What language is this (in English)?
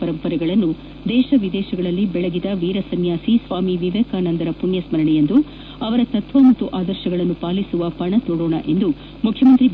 Kannada